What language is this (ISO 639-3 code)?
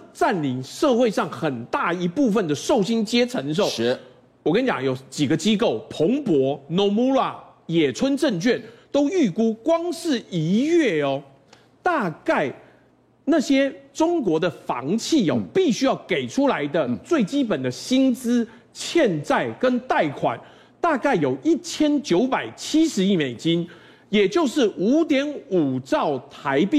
zho